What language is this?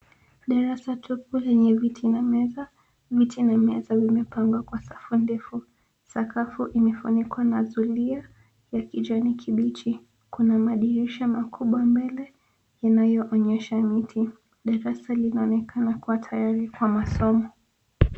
Swahili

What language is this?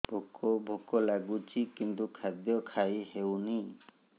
Odia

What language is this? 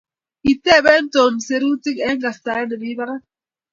Kalenjin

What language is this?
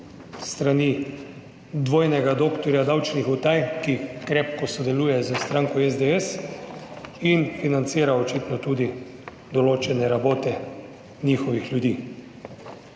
Slovenian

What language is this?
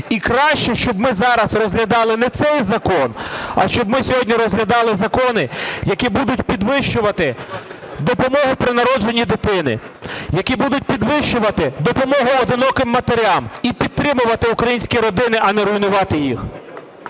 Ukrainian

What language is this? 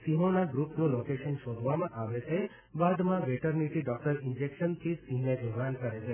Gujarati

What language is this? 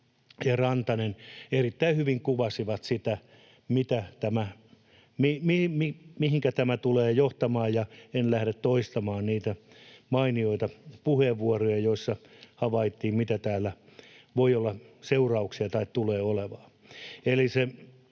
Finnish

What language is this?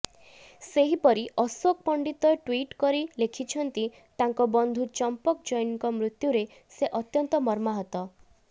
Odia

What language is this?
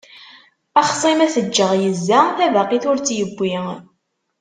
Kabyle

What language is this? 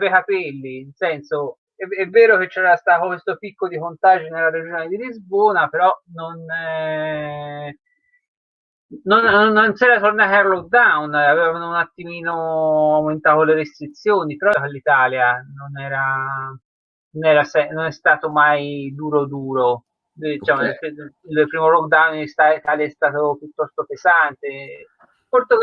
Italian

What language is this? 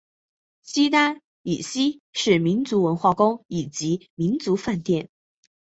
Chinese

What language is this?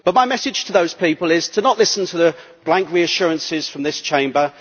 English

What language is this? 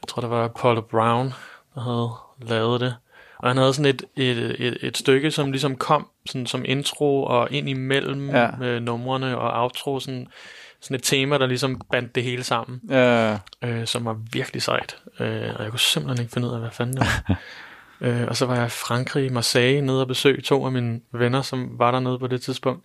Danish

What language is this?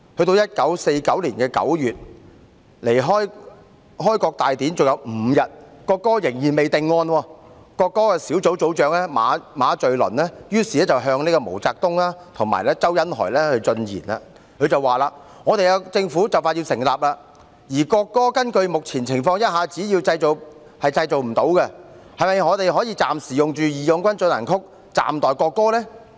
Cantonese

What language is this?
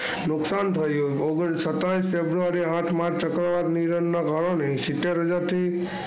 Gujarati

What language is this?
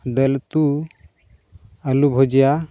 Santali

